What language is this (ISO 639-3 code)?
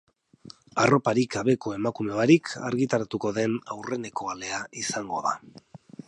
eus